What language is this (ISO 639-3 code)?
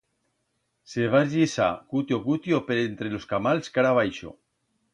arg